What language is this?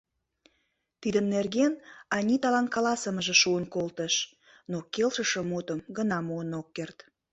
Mari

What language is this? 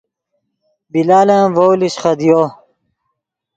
Yidgha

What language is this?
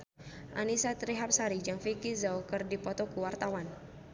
Sundanese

